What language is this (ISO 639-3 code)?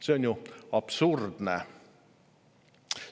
est